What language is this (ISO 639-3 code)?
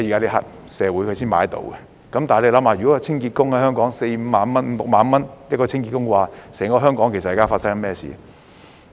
yue